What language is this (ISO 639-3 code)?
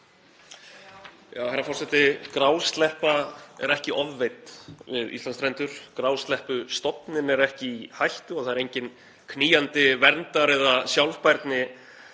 isl